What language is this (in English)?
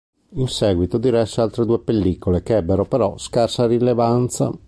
Italian